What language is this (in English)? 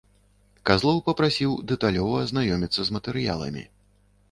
Belarusian